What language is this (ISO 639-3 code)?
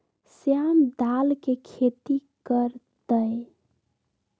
mag